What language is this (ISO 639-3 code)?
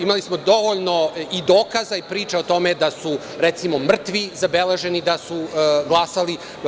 srp